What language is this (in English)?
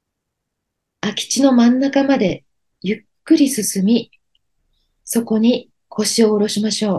Japanese